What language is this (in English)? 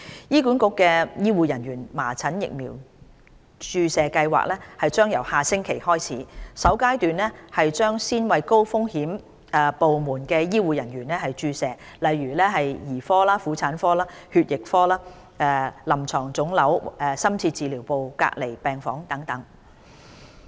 Cantonese